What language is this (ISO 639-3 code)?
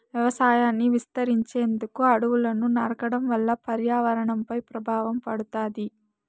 tel